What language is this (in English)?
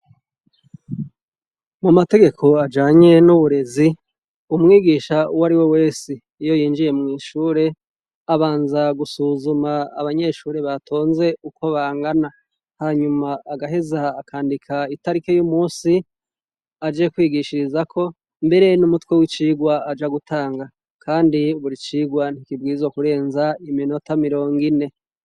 Rundi